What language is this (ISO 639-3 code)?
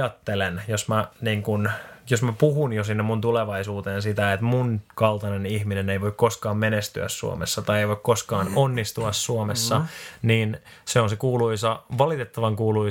fin